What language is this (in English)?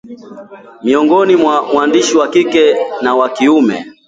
Swahili